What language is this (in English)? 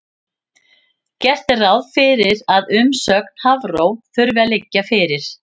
Icelandic